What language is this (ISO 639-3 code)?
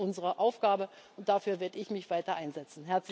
deu